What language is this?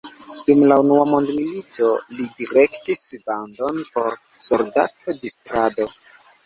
Esperanto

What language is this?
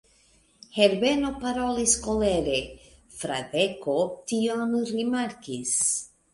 Esperanto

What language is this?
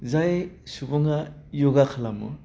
Bodo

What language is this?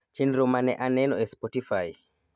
Luo (Kenya and Tanzania)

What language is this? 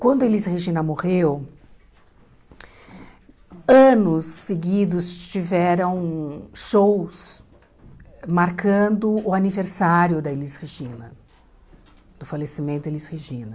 Portuguese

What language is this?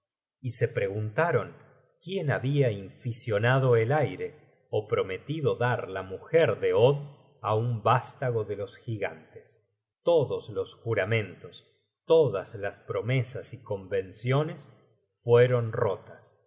Spanish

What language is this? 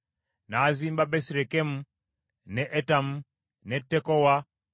Ganda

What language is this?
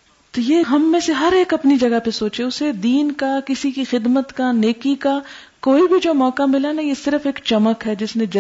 Urdu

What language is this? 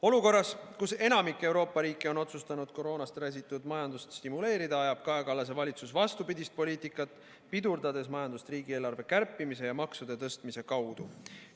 Estonian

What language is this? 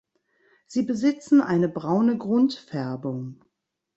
German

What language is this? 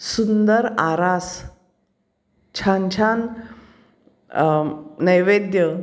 Marathi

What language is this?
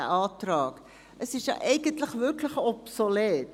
Swiss German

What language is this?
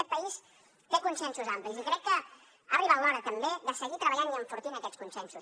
Catalan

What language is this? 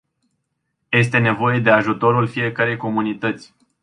Romanian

